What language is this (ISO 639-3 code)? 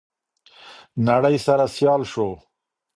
pus